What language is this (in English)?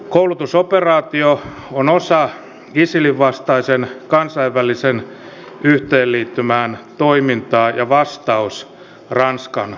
Finnish